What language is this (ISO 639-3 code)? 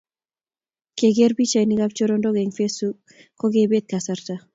kln